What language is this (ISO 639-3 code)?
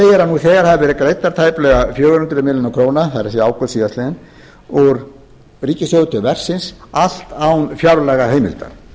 isl